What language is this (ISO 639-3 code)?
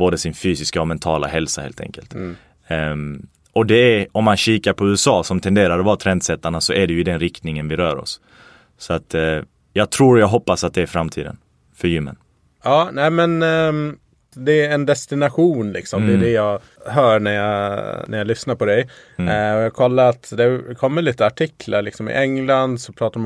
swe